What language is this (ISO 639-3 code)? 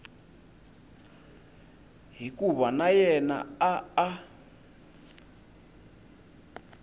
tso